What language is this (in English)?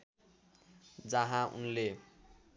Nepali